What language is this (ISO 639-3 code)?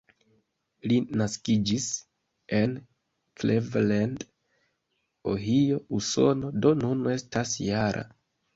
epo